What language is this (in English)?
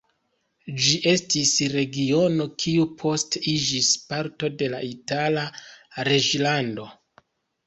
Esperanto